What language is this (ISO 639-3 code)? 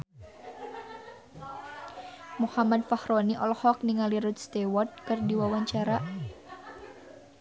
sun